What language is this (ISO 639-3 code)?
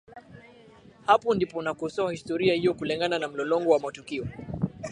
swa